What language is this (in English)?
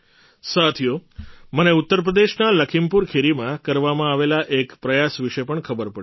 Gujarati